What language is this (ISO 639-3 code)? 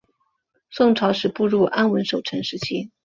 zho